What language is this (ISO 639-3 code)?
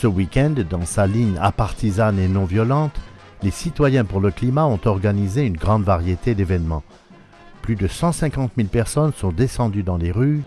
fra